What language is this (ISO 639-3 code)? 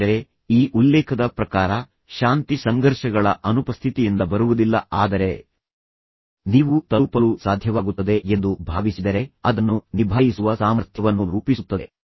kan